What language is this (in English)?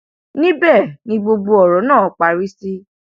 Yoruba